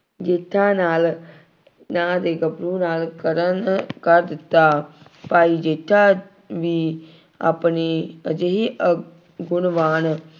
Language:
Punjabi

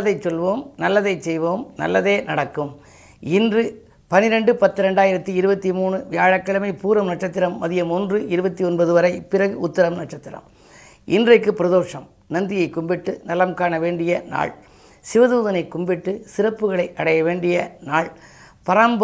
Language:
Tamil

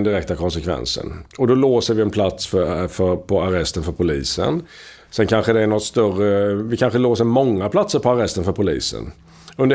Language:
Swedish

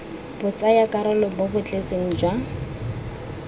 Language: Tswana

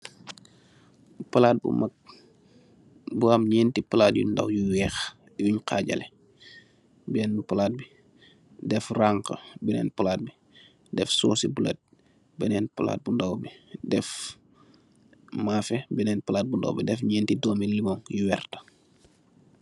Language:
Wolof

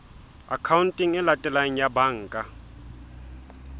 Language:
Southern Sotho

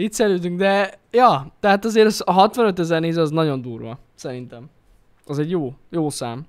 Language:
Hungarian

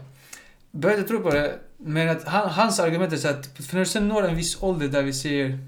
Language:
Swedish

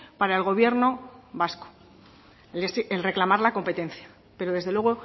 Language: Spanish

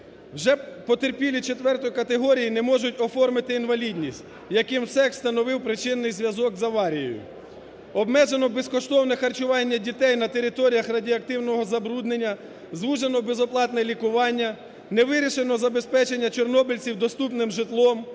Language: Ukrainian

